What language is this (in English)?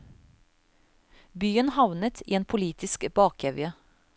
Norwegian